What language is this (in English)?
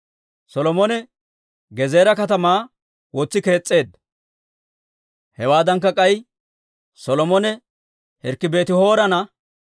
Dawro